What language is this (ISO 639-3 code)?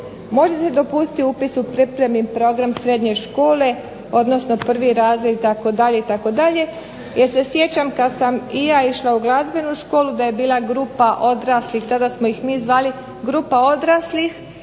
hrv